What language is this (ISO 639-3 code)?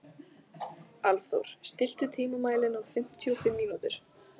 isl